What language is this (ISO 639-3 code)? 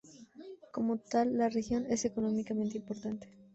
spa